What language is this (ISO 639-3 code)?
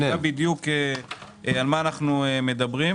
heb